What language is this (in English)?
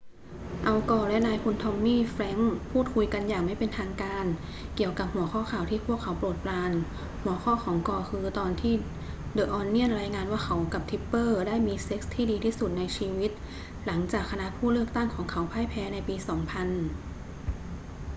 Thai